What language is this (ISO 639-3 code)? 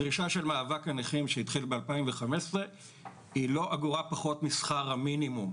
heb